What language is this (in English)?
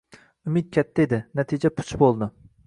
Uzbek